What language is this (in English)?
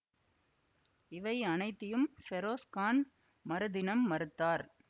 Tamil